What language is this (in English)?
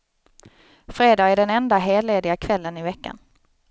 Swedish